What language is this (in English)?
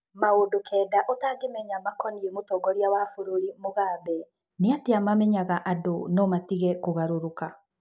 Kikuyu